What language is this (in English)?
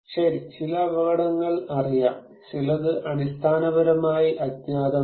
Malayalam